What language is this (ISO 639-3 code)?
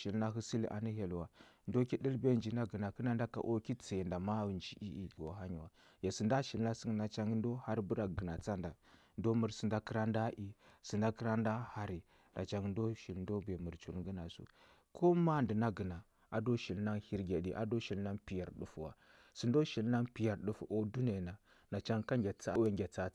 hbb